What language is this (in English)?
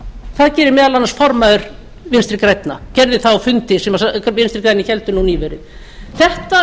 Icelandic